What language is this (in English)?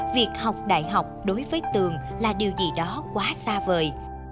Vietnamese